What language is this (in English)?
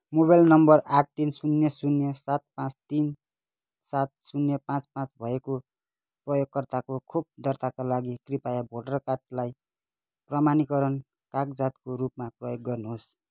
Nepali